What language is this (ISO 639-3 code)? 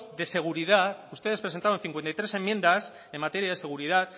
spa